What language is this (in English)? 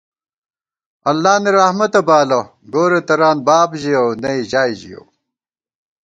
Gawar-Bati